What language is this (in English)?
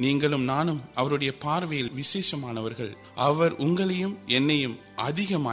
Urdu